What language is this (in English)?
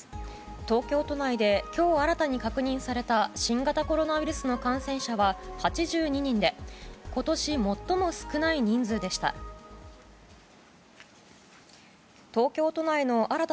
Japanese